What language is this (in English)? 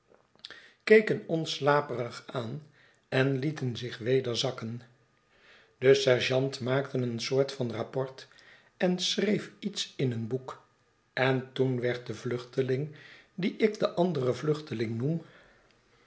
Dutch